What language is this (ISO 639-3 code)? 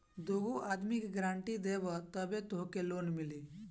bho